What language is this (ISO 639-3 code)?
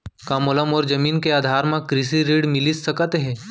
hne